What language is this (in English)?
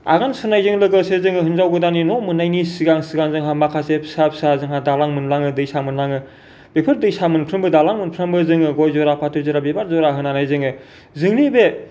Bodo